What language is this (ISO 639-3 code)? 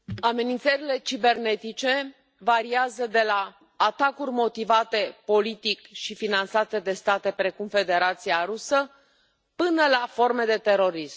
ron